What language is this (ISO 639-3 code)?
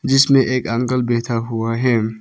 hin